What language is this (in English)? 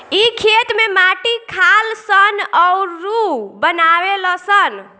Bhojpuri